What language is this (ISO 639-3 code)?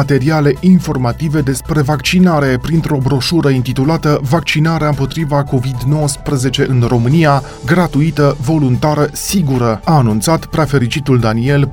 ron